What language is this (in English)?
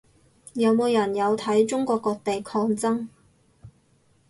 Cantonese